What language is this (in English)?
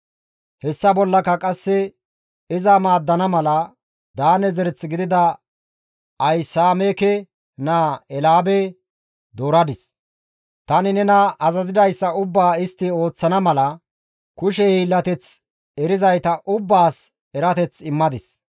Gamo